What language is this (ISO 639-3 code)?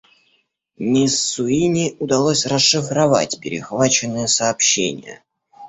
rus